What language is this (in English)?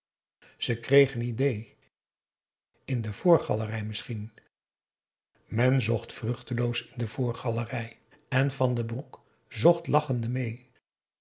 Dutch